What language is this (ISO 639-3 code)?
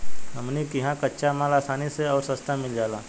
bho